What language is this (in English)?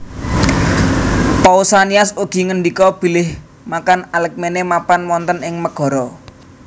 Javanese